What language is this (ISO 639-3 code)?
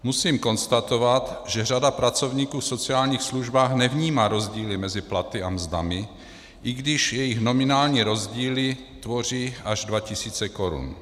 ces